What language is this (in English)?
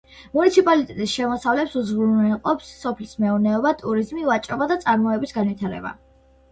Georgian